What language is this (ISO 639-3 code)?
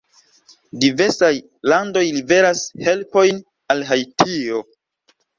epo